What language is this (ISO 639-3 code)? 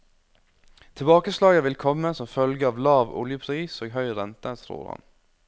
nor